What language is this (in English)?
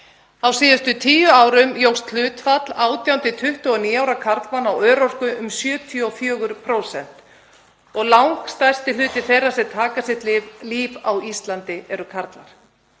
Icelandic